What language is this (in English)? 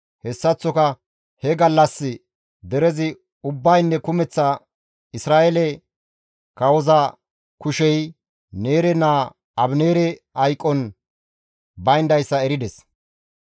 Gamo